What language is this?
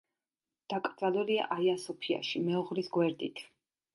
Georgian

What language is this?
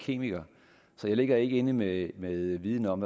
Danish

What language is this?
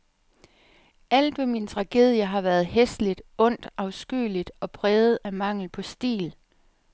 Danish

